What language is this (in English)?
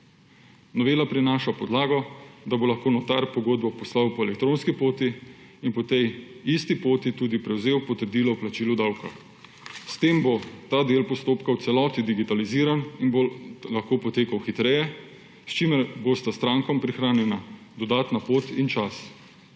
Slovenian